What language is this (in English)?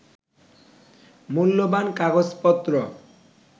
Bangla